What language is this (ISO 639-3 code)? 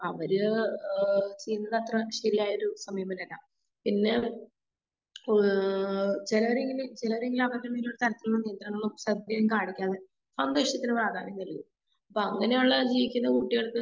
mal